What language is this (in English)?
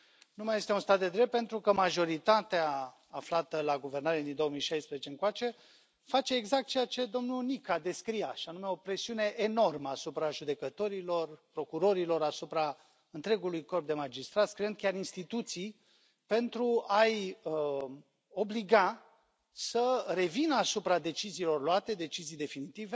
Romanian